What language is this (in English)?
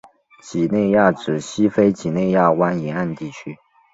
Chinese